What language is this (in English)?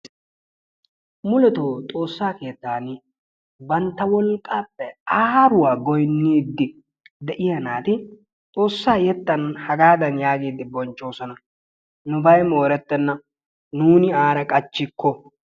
Wolaytta